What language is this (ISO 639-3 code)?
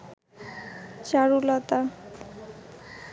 ben